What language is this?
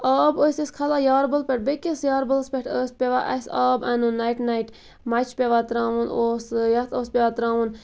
Kashmiri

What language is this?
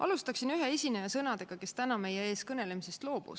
Estonian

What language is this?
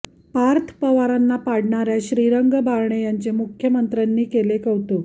Marathi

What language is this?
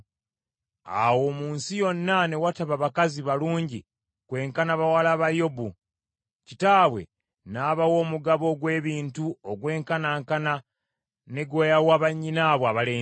Ganda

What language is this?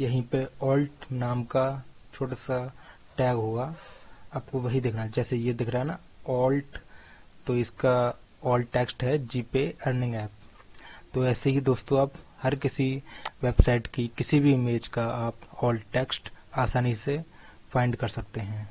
Hindi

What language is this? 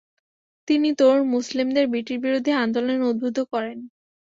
Bangla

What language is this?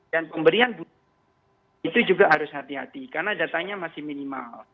Indonesian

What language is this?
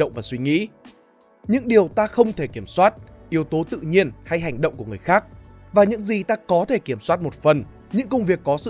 Vietnamese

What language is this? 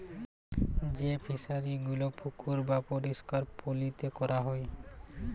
Bangla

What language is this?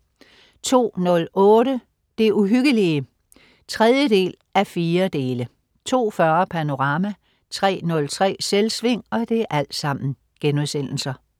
Danish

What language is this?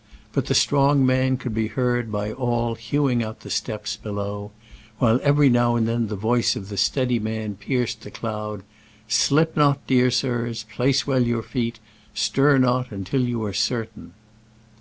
English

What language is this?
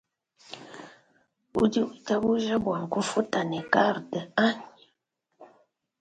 Luba-Lulua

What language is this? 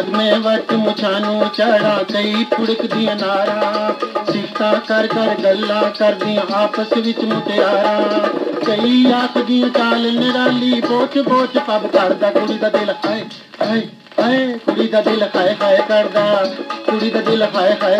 Thai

